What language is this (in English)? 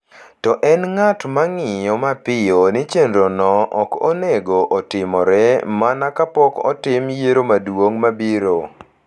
Luo (Kenya and Tanzania)